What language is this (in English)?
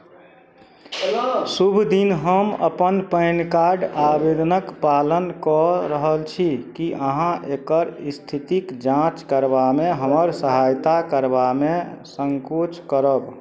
Maithili